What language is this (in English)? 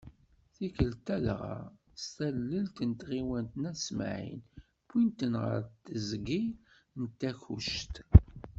Kabyle